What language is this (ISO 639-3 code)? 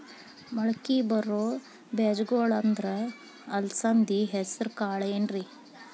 kan